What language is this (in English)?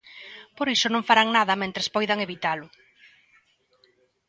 Galician